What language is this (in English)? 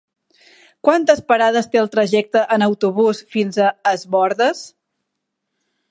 Catalan